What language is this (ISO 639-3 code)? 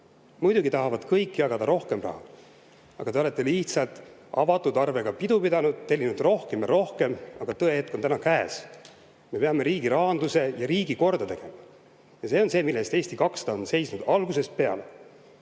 est